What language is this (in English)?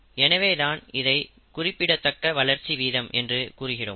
Tamil